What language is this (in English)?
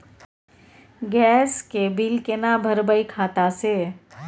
Maithili